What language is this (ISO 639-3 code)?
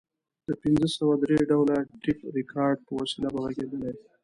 pus